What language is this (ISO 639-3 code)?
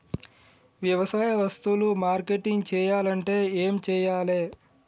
tel